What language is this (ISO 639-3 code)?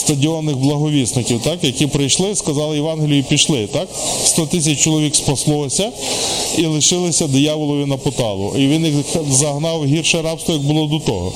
ukr